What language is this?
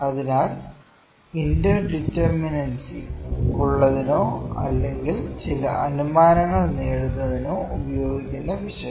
Malayalam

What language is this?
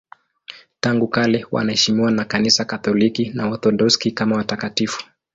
Swahili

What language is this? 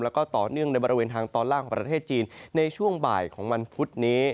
Thai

